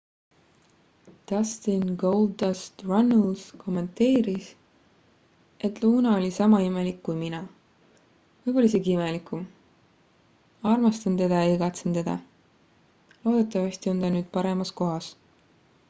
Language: Estonian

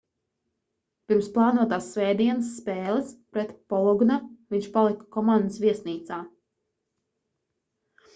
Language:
Latvian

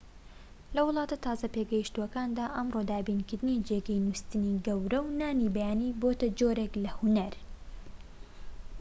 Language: Central Kurdish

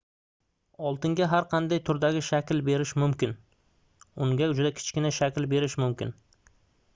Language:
Uzbek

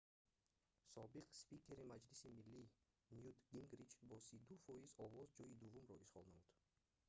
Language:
Tajik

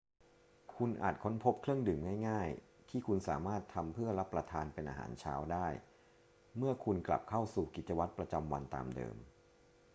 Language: Thai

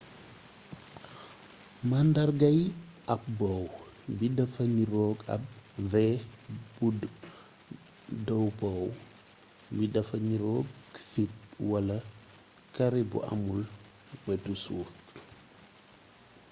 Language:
Wolof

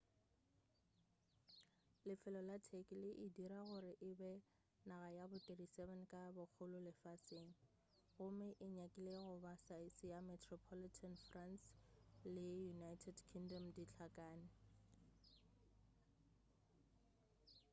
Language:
Northern Sotho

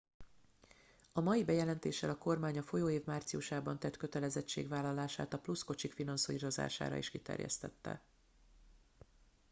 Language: Hungarian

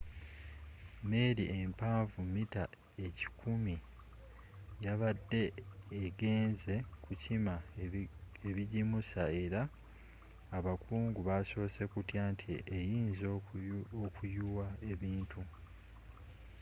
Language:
Ganda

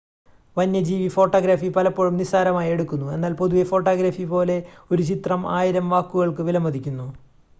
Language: Malayalam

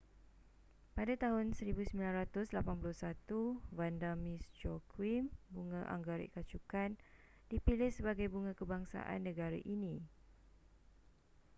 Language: Malay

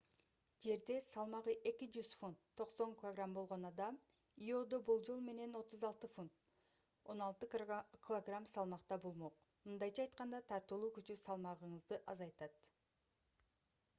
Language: Kyrgyz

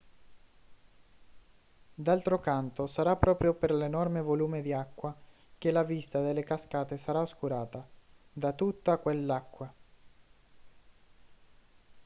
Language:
Italian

